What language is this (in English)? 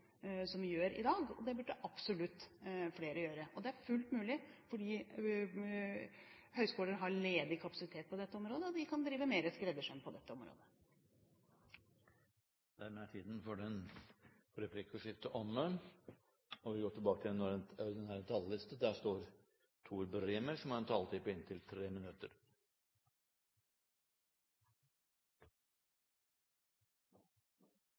Norwegian